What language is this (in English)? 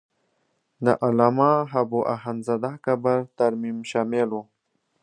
Pashto